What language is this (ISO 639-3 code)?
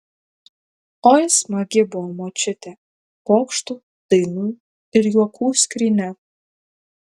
lit